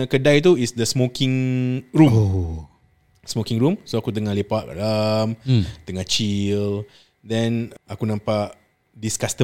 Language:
Malay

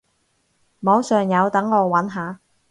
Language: Cantonese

